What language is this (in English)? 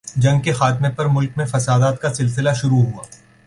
Urdu